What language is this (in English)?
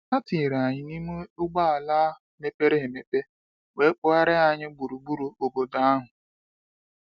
Igbo